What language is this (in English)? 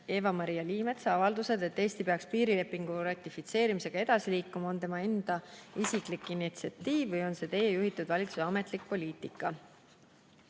Estonian